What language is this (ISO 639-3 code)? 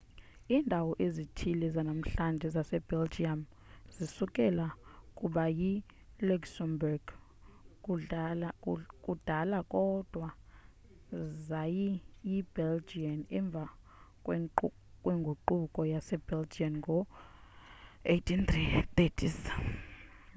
xho